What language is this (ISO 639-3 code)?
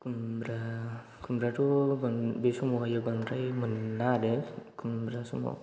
brx